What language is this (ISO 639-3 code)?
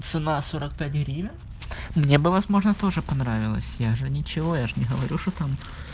rus